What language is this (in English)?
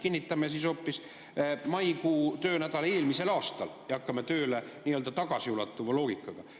Estonian